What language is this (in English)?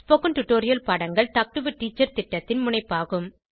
Tamil